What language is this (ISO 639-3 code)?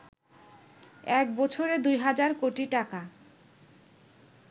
ben